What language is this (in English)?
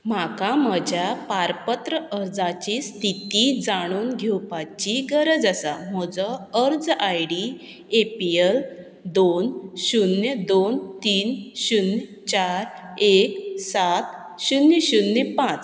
Konkani